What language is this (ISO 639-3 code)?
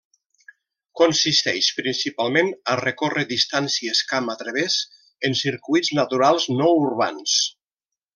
cat